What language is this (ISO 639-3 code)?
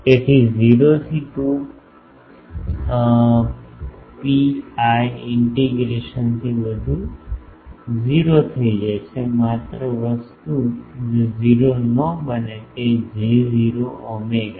guj